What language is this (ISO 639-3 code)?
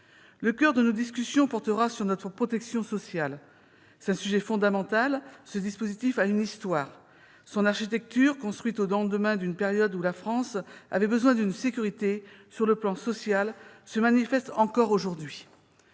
fra